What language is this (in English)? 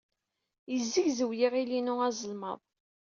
Kabyle